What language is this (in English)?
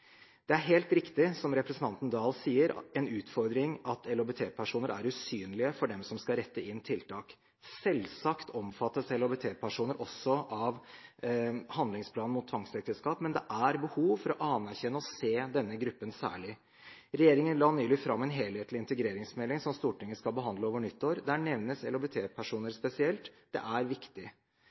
Norwegian Bokmål